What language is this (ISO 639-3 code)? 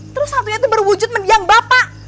ind